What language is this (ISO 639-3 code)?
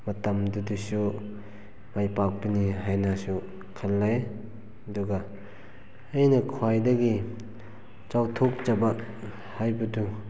mni